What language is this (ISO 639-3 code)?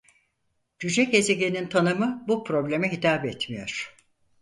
tur